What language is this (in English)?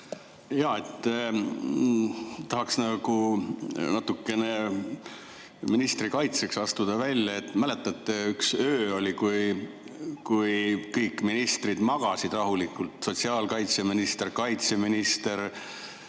Estonian